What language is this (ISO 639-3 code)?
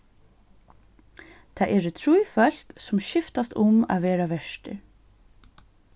fao